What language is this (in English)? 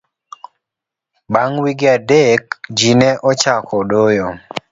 Luo (Kenya and Tanzania)